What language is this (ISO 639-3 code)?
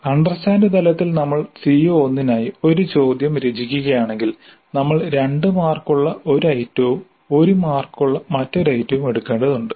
mal